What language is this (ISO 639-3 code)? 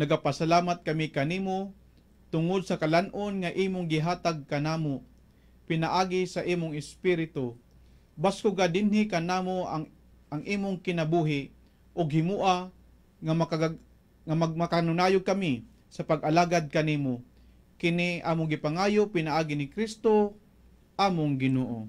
fil